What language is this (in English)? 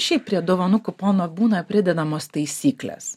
Lithuanian